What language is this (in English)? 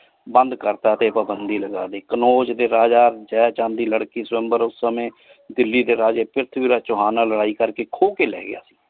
Punjabi